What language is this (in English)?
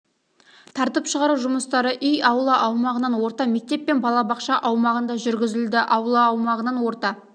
Kazakh